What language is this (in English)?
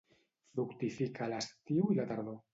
Catalan